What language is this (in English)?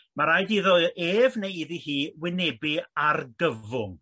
Welsh